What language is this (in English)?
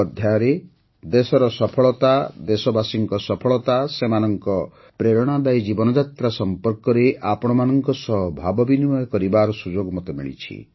Odia